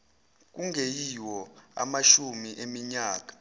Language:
Zulu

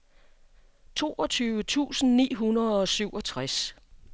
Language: Danish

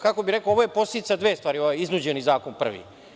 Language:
Serbian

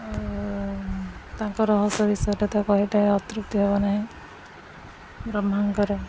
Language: Odia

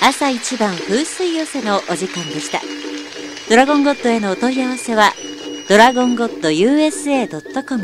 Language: Japanese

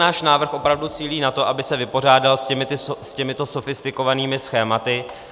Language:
Czech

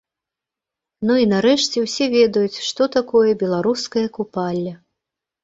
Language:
Belarusian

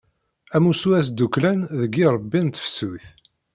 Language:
Kabyle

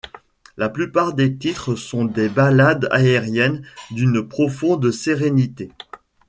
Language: French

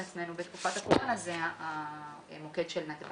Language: Hebrew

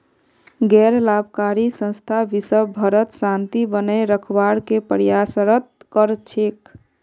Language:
Magahi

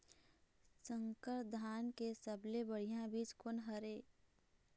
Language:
Chhattisgarhi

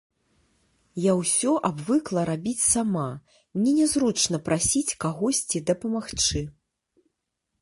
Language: Belarusian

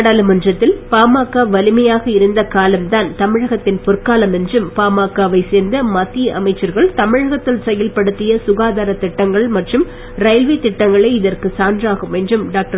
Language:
Tamil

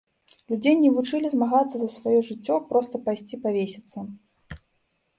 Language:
Belarusian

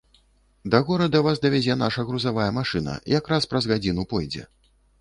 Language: Belarusian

